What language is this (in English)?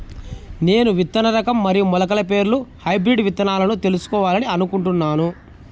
Telugu